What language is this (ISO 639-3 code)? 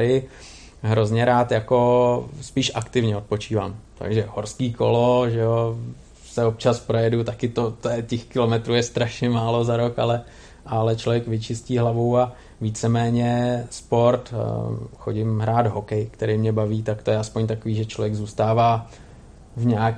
ces